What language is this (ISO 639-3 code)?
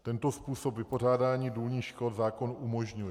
ces